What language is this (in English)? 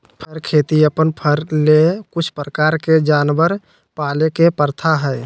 Magahi